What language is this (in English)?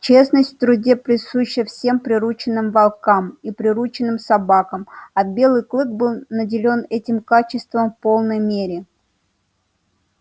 Russian